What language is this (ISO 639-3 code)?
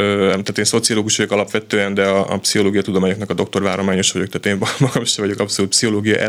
hun